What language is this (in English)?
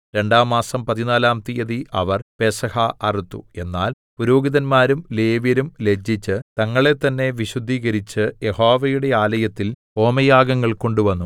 Malayalam